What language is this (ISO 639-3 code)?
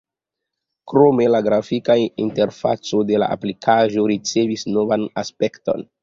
epo